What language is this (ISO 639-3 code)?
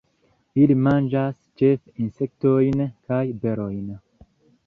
epo